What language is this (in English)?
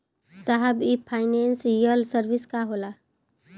Bhojpuri